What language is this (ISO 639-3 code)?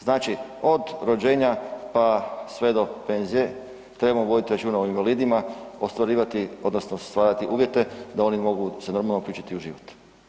hrv